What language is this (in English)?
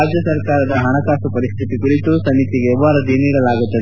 Kannada